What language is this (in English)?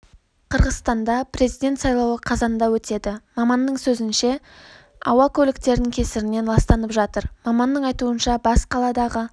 Kazakh